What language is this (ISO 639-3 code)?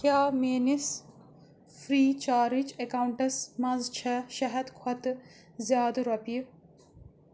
kas